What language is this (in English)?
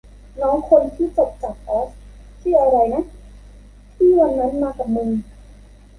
Thai